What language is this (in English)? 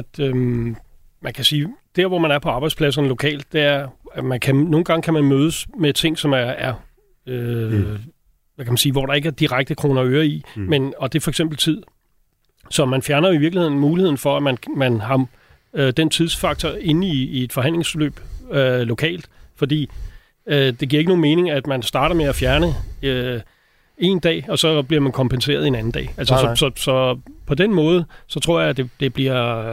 Danish